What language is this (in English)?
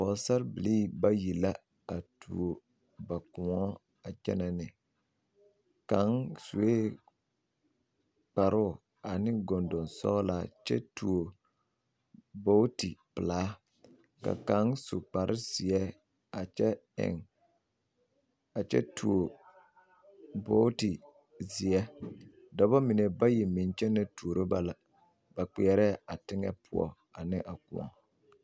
Southern Dagaare